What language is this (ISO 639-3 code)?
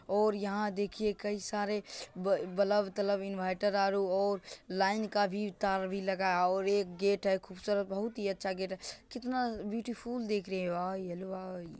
mag